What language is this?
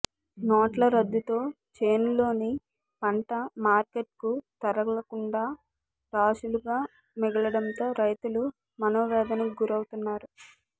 Telugu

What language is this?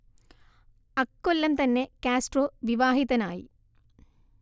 Malayalam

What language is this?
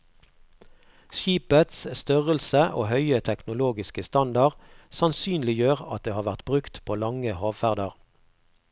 Norwegian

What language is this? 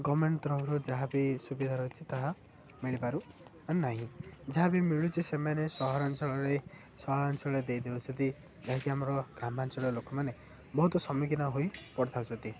Odia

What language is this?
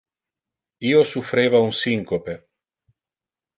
Interlingua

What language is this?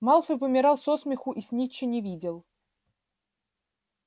Russian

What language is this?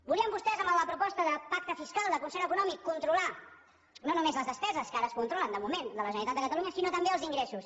Catalan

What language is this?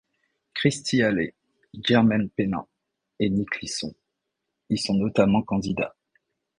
French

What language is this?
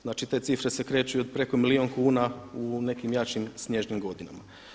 Croatian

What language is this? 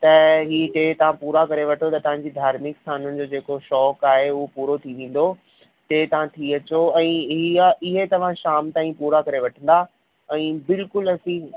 Sindhi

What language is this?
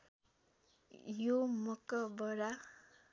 Nepali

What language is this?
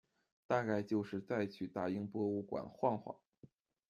Chinese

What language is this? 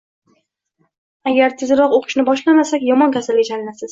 Uzbek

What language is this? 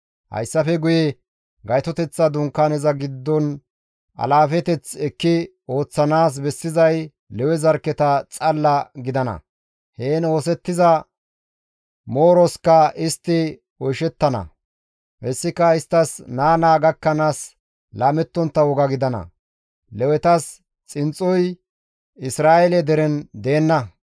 Gamo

